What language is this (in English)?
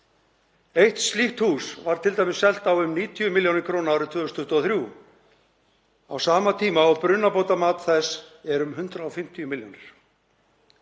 Icelandic